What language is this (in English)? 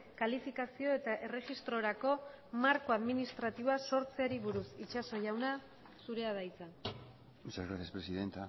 Basque